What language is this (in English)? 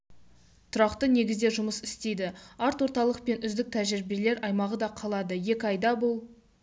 Kazakh